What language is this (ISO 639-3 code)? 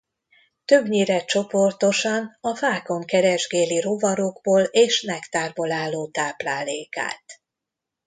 hun